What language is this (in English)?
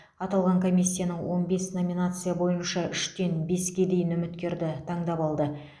Kazakh